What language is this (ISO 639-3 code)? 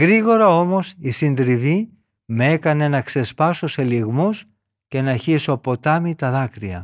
ell